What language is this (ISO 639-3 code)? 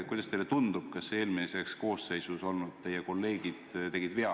est